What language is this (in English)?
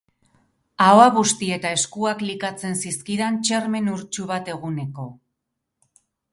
Basque